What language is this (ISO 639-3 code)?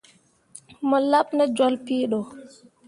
mua